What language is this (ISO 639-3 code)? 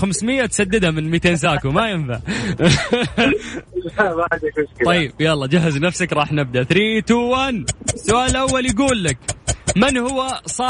ara